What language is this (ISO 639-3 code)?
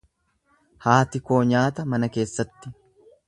orm